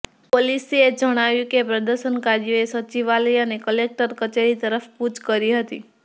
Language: Gujarati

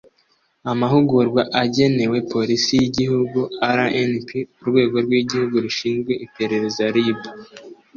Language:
Kinyarwanda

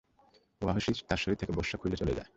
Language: Bangla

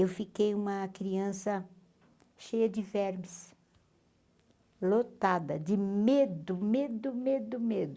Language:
Portuguese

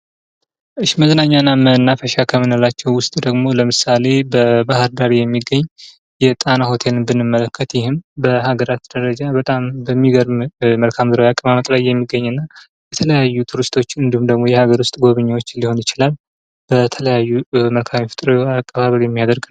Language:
Amharic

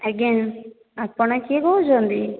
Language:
Odia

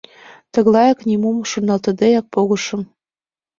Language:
Mari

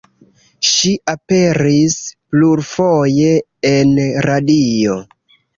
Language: Esperanto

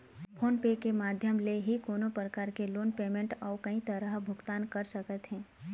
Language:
Chhattisgarhi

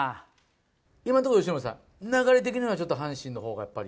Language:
Japanese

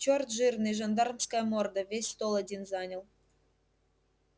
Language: Russian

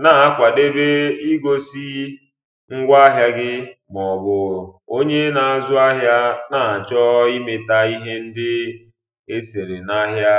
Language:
Igbo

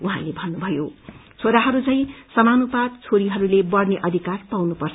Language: Nepali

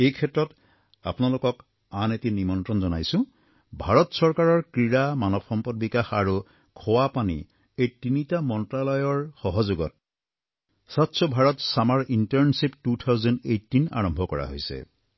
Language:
Assamese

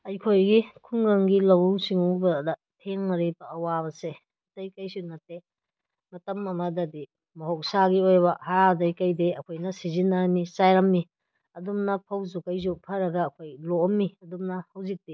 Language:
Manipuri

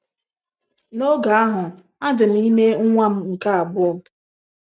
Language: Igbo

